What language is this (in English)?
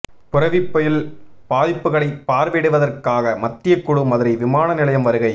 Tamil